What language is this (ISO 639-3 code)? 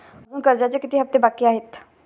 mar